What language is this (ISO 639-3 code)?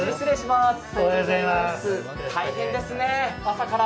jpn